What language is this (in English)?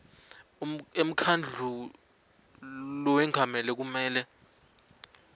Swati